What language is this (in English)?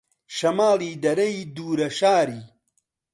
Central Kurdish